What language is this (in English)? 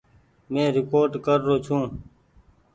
Goaria